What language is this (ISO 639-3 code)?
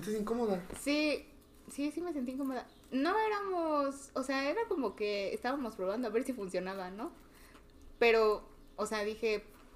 spa